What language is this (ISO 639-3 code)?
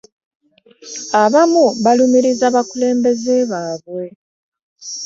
lug